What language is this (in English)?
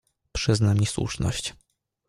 Polish